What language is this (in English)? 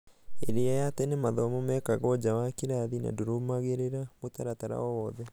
Kikuyu